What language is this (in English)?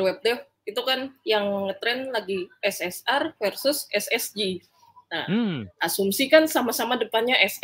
Indonesian